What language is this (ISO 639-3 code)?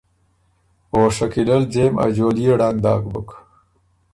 oru